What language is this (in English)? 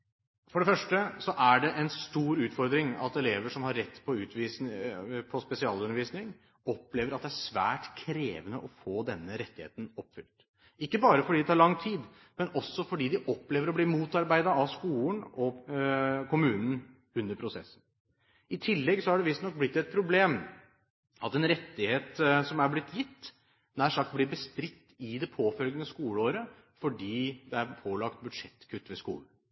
Norwegian Bokmål